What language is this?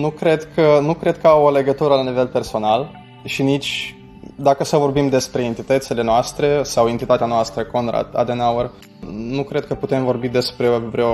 Romanian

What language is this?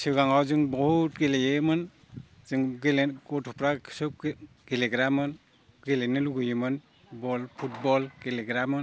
Bodo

